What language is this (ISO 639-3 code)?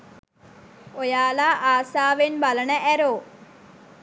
sin